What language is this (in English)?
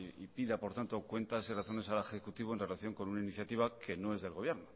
Spanish